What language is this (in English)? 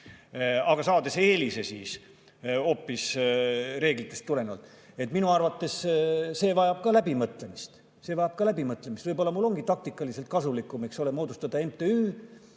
Estonian